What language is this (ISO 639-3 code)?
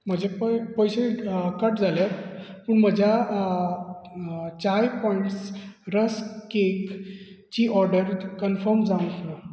kok